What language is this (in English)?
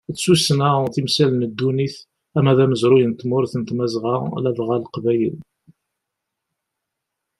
Kabyle